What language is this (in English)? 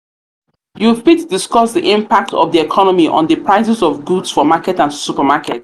Nigerian Pidgin